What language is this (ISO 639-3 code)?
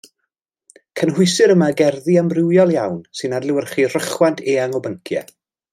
cym